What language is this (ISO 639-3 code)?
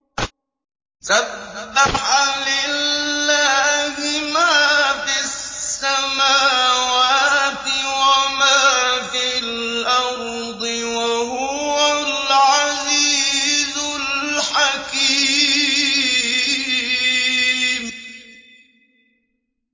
ara